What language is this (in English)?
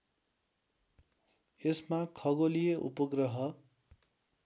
Nepali